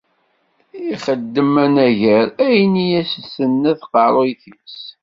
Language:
Kabyle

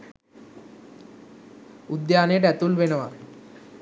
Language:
Sinhala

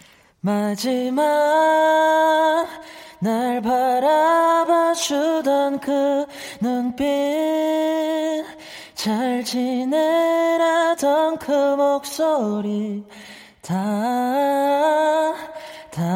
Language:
Korean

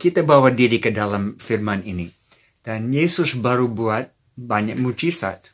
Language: Indonesian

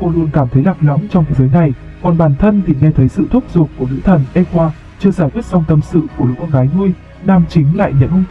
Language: Vietnamese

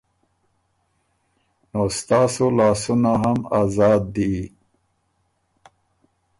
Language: Ormuri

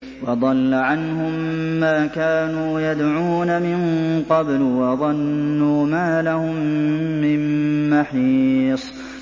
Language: Arabic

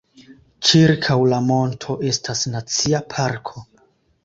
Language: Esperanto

